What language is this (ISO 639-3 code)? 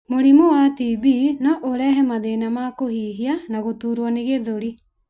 kik